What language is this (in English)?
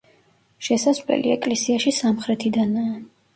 Georgian